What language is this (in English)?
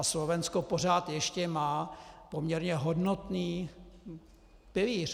Czech